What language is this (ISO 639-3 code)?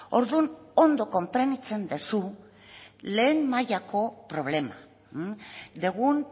eus